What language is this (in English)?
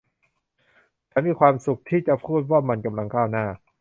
Thai